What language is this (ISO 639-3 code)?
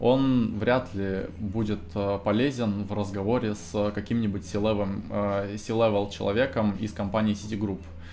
rus